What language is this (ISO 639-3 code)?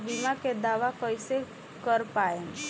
bho